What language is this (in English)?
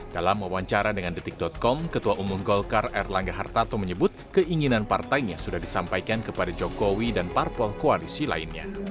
Indonesian